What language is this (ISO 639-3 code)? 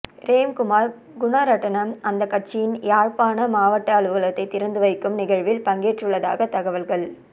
tam